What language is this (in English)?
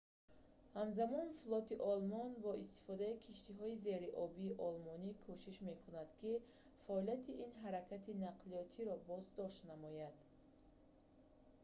Tajik